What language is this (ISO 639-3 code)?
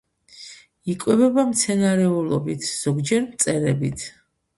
kat